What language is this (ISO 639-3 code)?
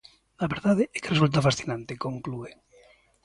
glg